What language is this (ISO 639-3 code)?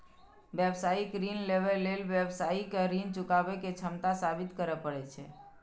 mai